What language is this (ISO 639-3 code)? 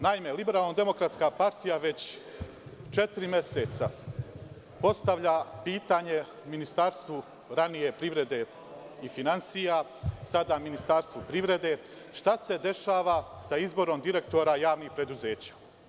srp